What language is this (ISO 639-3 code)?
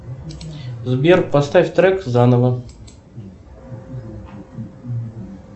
rus